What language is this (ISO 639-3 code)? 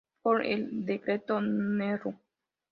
spa